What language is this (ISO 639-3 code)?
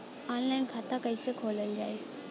bho